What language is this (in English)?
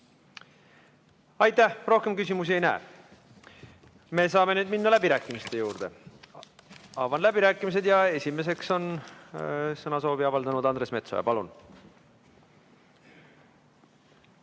Estonian